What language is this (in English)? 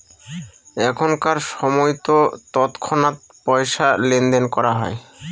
Bangla